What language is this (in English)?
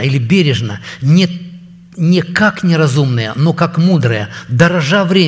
Russian